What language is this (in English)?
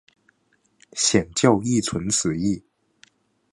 Chinese